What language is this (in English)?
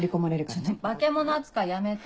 Japanese